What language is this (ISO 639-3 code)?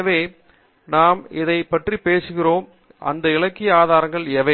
tam